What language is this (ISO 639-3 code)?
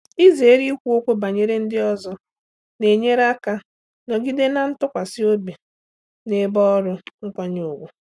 ibo